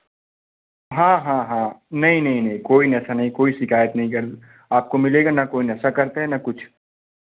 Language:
Hindi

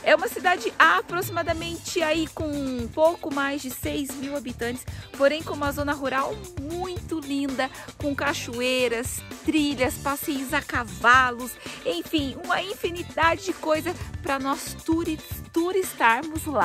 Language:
Portuguese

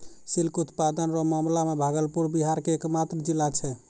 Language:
Maithili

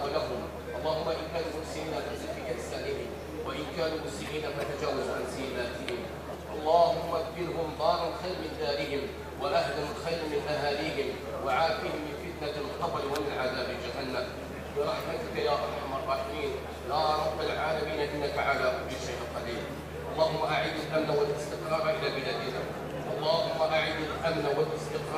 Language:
Arabic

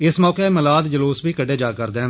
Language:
Dogri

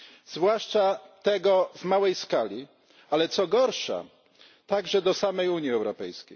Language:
Polish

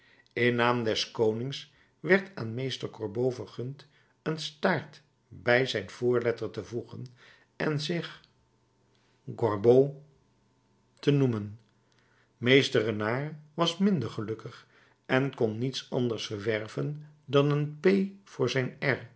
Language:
Dutch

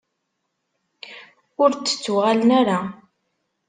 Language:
Kabyle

